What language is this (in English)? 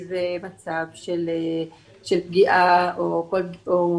Hebrew